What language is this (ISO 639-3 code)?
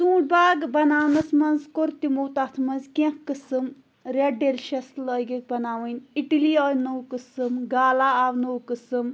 kas